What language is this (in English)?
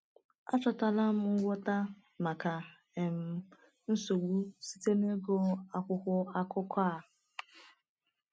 Igbo